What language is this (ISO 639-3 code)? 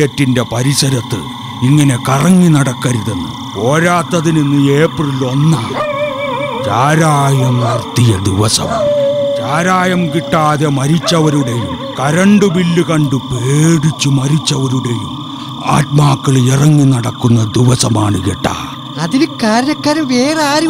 mal